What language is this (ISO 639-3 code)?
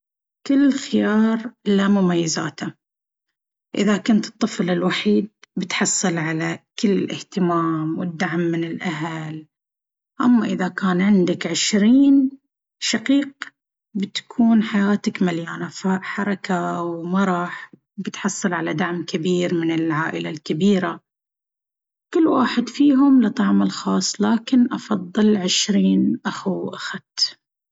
abv